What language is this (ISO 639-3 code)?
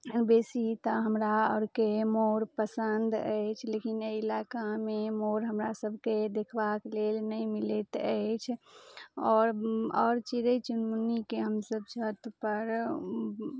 mai